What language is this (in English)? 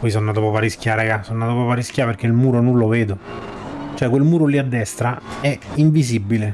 Italian